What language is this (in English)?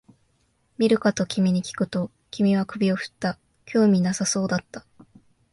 Japanese